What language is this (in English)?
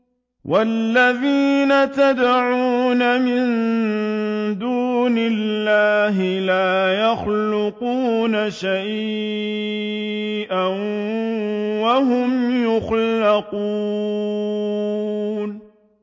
Arabic